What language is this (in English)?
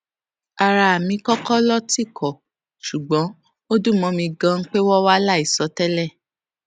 Yoruba